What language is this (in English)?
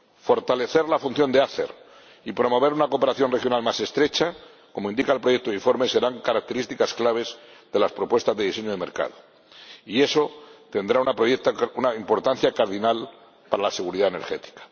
Spanish